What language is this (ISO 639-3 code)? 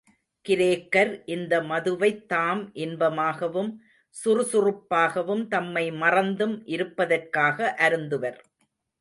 tam